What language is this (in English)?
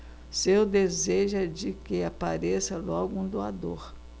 Portuguese